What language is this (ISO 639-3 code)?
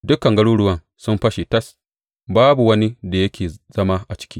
hau